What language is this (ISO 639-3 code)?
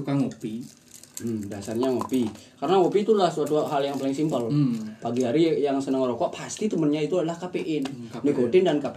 ind